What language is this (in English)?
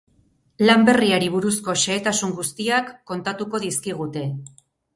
Basque